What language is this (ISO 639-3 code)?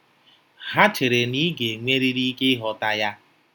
ibo